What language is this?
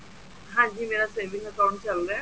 Punjabi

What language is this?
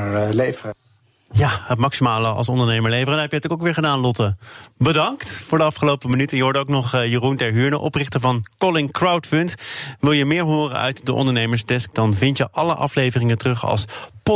Dutch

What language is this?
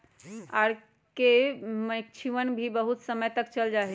Magahi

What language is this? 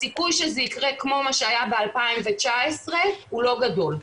Hebrew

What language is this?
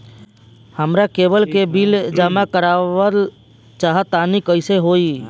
Bhojpuri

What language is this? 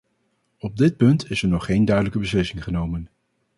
Dutch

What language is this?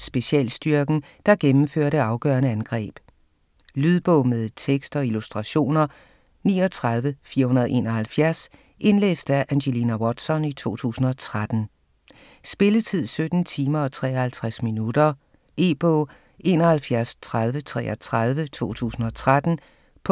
Danish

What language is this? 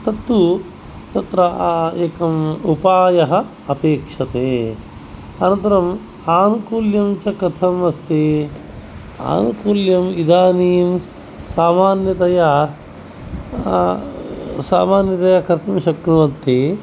Sanskrit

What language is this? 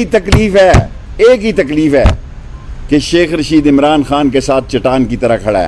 Urdu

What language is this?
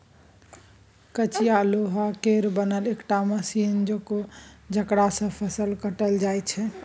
Maithili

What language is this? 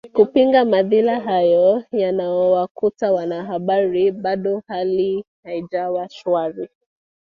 Swahili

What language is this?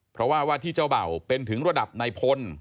Thai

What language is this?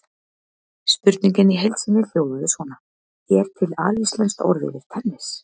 Icelandic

